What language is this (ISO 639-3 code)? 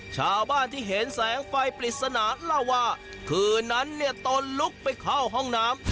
tha